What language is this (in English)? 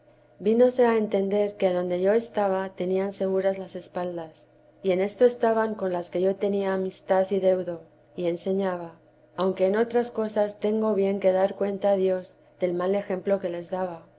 Spanish